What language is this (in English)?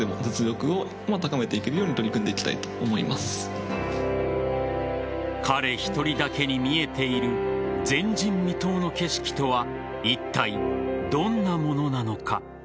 Japanese